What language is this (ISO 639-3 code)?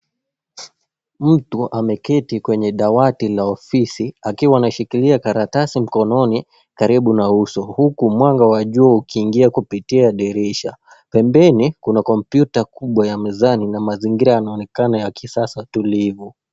swa